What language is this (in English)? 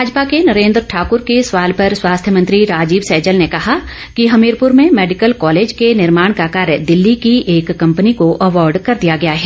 Hindi